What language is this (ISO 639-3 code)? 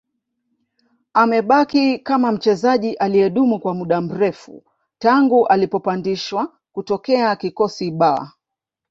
swa